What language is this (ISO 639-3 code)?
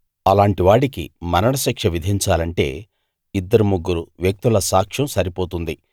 tel